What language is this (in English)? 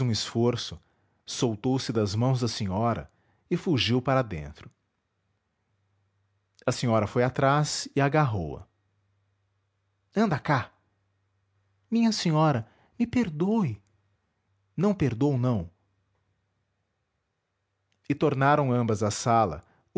Portuguese